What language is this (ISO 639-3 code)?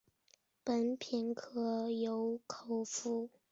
zho